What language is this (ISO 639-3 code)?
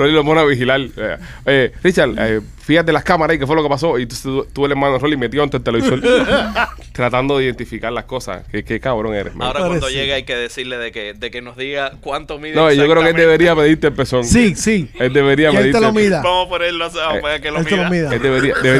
spa